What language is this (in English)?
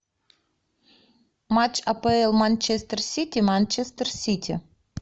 Russian